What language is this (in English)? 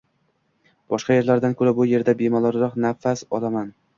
Uzbek